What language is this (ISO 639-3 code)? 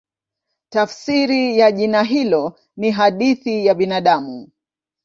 swa